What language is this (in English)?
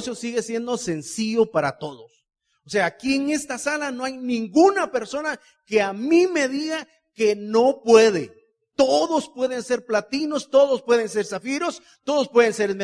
Spanish